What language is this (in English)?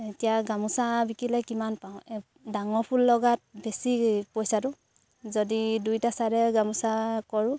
Assamese